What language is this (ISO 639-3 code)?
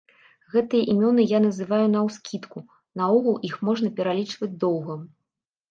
bel